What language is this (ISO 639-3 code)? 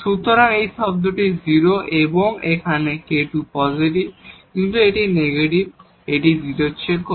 ben